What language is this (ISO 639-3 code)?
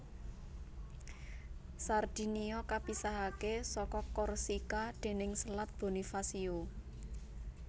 jav